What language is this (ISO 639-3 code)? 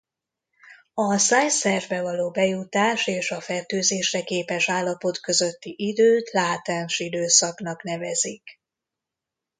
hun